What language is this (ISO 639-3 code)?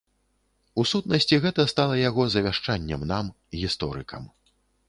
bel